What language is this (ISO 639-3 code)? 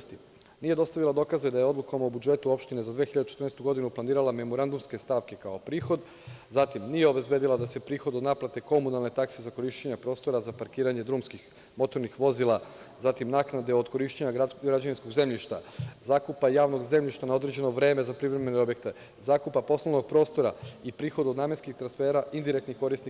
srp